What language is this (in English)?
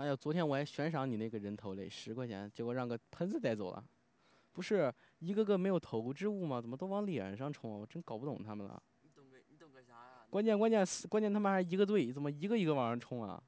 Chinese